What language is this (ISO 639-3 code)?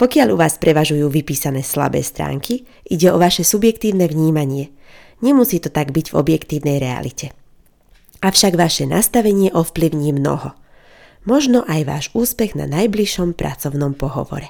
slk